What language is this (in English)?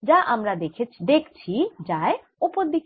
Bangla